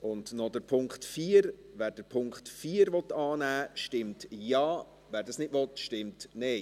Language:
Swiss German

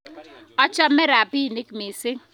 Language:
Kalenjin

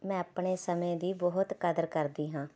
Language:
Punjabi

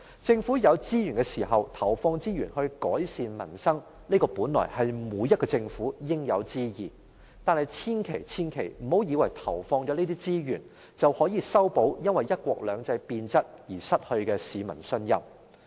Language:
Cantonese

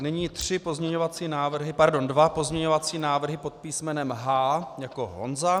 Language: Czech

